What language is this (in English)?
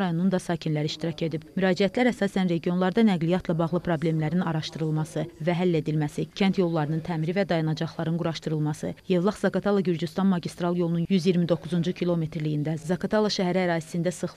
Turkish